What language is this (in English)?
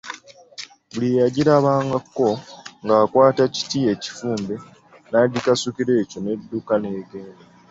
Ganda